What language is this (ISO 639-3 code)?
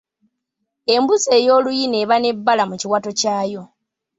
lug